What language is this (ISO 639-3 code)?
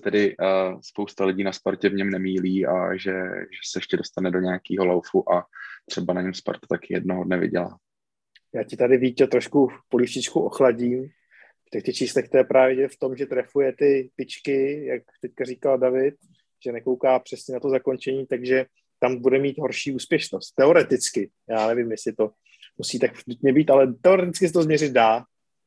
ces